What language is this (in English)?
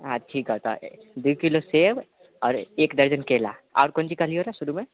Maithili